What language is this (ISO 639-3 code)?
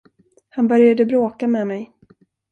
swe